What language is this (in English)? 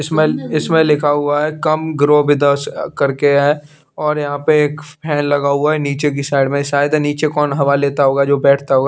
Hindi